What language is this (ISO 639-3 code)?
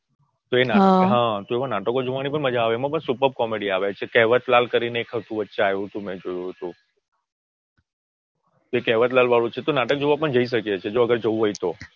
guj